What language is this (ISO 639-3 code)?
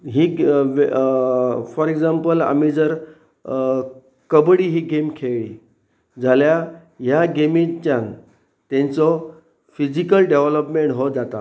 kok